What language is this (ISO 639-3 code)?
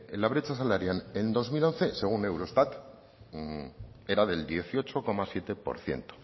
spa